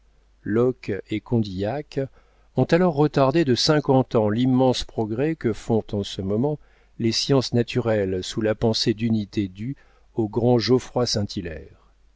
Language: French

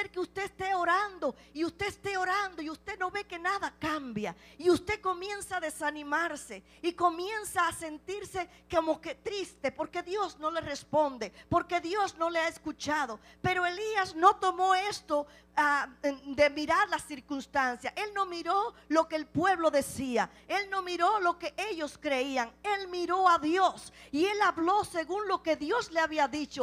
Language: Spanish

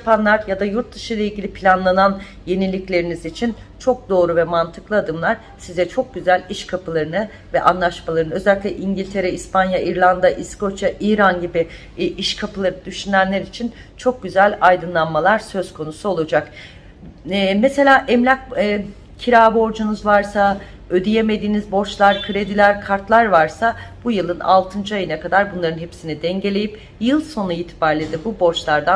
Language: Turkish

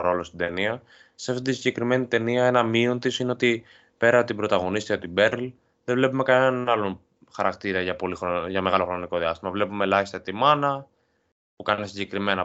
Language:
Greek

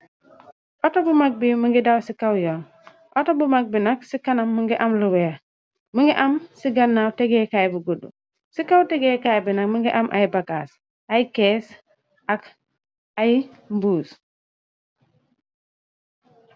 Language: Wolof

